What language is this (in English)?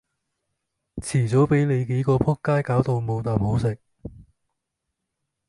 Cantonese